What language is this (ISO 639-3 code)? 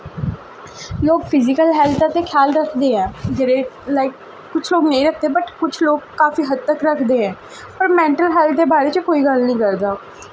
doi